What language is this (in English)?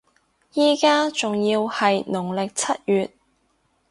Cantonese